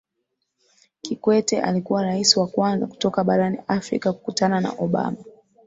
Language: Swahili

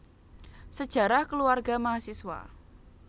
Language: Javanese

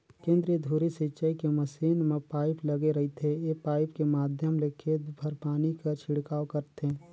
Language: Chhattisgarhi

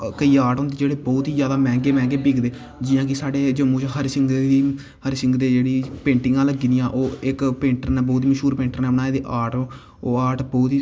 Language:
Dogri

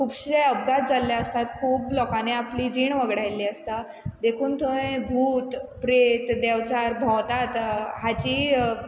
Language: Konkani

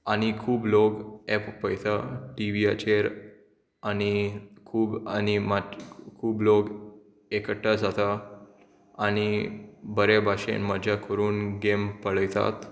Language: Konkani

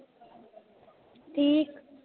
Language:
Dogri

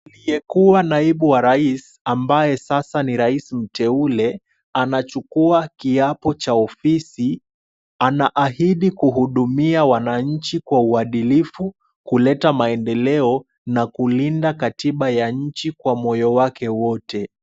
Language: Swahili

